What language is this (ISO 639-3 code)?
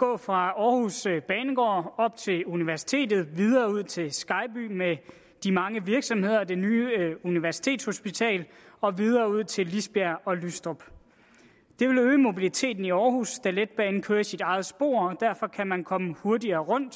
dan